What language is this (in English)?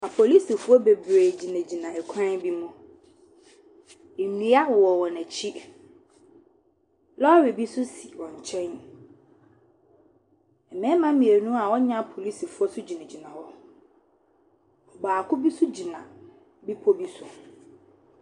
Akan